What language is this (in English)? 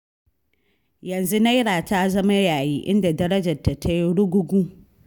Hausa